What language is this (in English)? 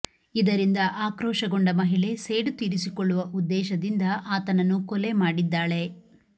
Kannada